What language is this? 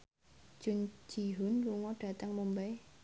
Javanese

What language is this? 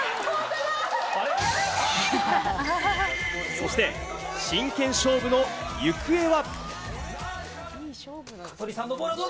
Japanese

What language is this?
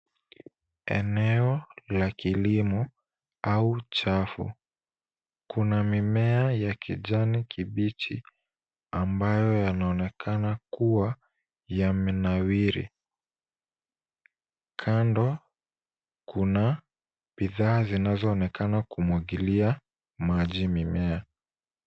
Swahili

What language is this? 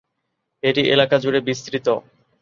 Bangla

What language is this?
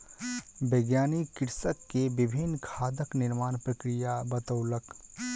Maithili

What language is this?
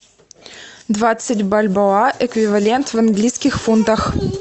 Russian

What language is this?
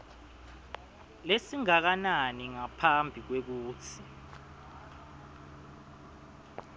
Swati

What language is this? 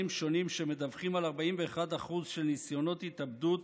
Hebrew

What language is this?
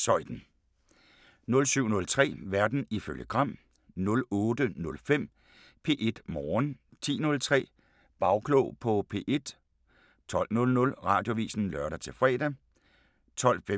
Danish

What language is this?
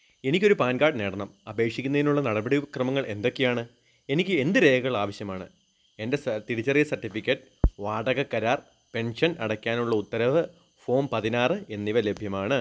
Malayalam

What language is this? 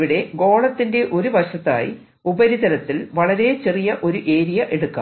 Malayalam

